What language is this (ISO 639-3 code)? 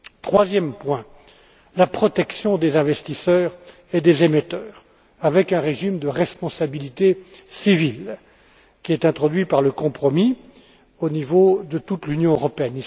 fra